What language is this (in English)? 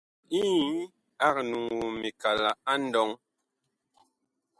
Bakoko